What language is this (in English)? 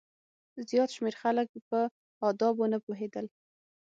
Pashto